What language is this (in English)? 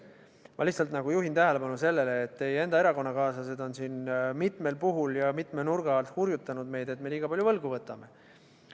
Estonian